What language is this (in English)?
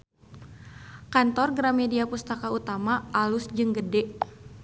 Sundanese